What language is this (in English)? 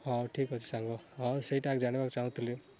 Odia